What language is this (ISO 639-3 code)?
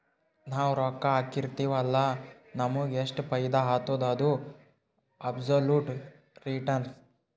kan